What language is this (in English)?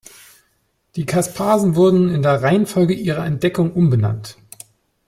German